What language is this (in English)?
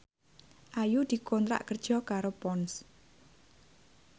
Javanese